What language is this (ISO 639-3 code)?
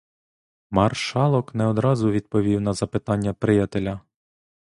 ukr